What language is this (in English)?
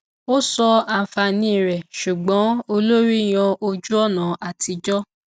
Yoruba